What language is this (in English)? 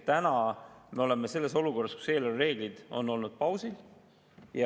Estonian